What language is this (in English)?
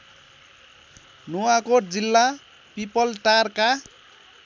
Nepali